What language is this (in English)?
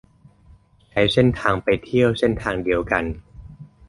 Thai